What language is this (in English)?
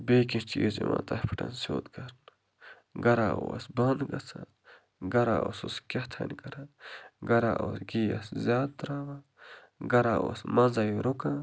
Kashmiri